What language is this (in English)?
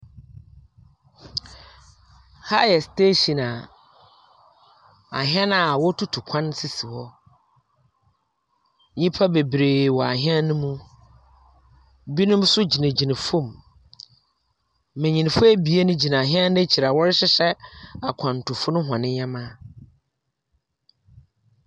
Akan